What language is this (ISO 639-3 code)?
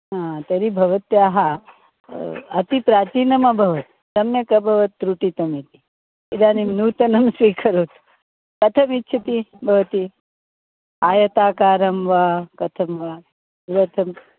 san